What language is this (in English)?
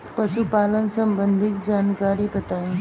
Bhojpuri